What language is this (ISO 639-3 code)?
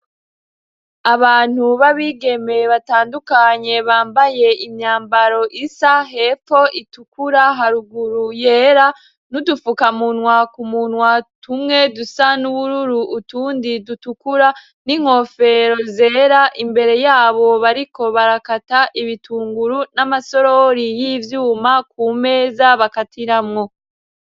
run